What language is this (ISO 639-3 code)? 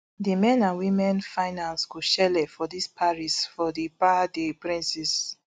pcm